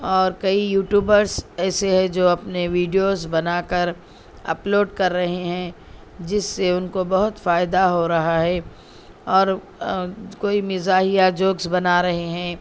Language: Urdu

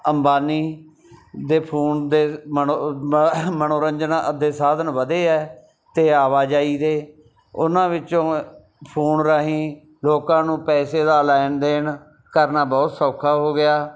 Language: Punjabi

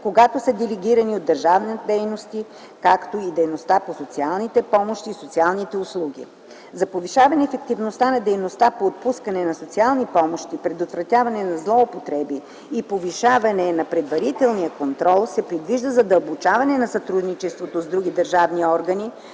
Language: Bulgarian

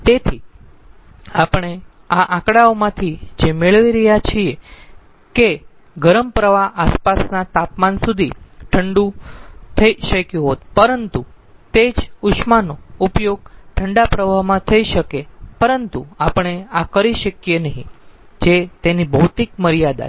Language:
Gujarati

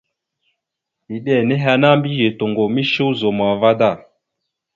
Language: Mada (Cameroon)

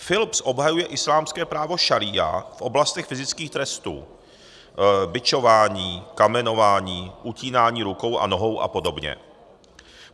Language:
Czech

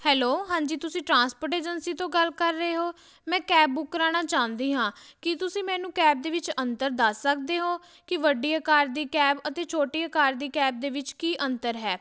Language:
Punjabi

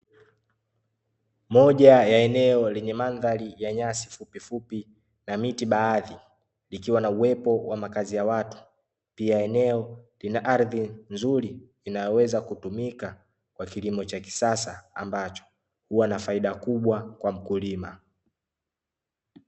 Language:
Swahili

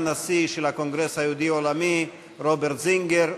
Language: Hebrew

